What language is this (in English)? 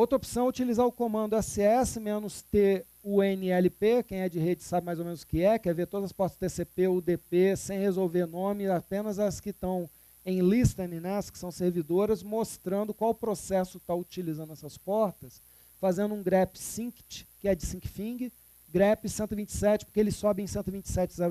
Portuguese